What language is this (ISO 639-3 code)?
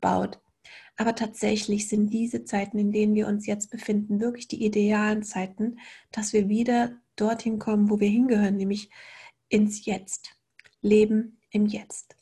deu